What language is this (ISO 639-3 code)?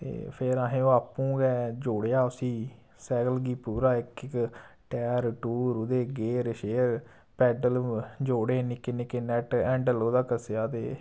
doi